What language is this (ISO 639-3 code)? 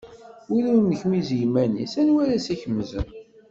kab